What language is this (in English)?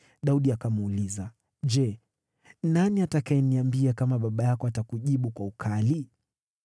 Swahili